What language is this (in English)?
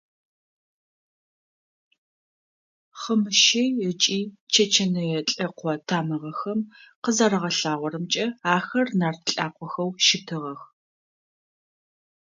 Adyghe